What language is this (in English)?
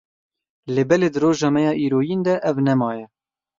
Kurdish